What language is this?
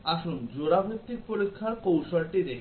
Bangla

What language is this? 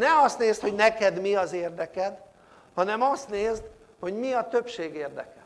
Hungarian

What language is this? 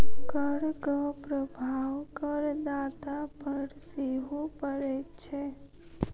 Maithili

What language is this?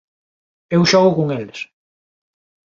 Galician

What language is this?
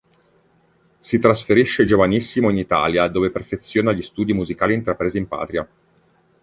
Italian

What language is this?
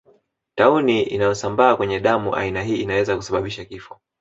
Swahili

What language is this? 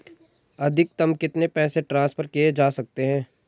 Hindi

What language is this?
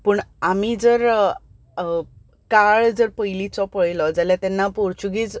Konkani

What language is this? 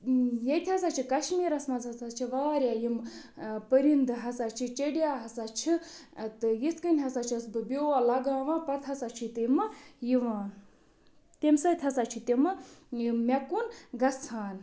Kashmiri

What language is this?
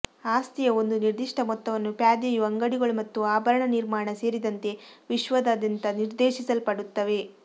Kannada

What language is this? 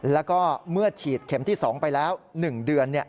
Thai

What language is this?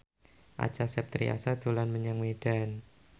Javanese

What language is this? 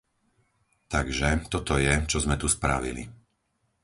Slovak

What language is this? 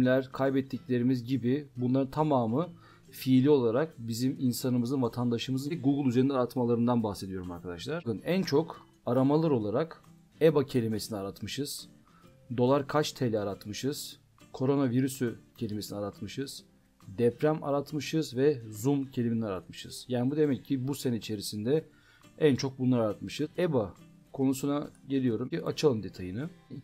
Turkish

